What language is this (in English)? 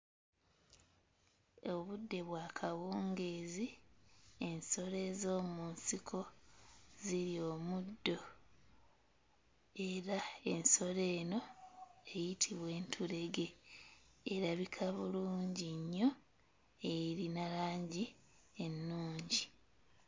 Ganda